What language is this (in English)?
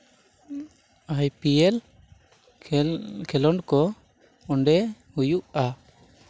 Santali